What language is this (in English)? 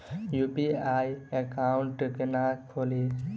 Maithili